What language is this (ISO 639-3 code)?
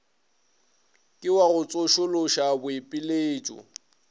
nso